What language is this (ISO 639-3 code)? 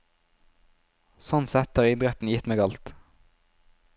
nor